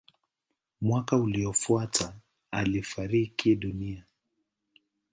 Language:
Swahili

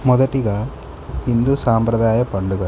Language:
Telugu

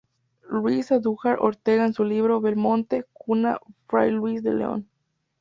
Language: Spanish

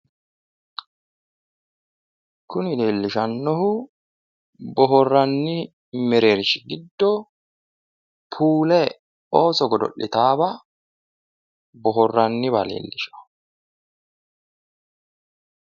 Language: Sidamo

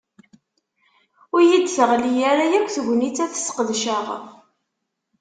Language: Kabyle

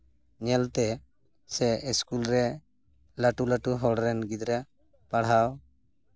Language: Santali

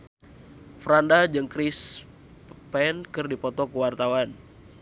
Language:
Sundanese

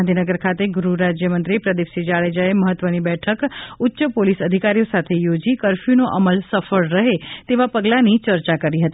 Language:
Gujarati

